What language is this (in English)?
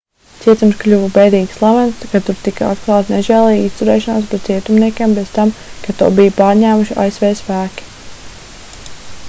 Latvian